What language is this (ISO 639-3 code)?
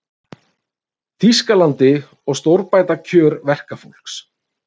isl